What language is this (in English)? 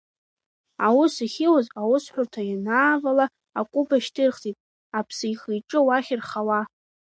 Abkhazian